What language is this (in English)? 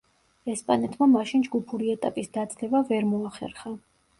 Georgian